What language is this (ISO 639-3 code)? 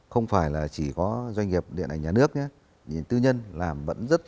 vie